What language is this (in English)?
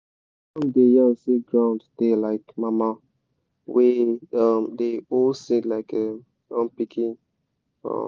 Nigerian Pidgin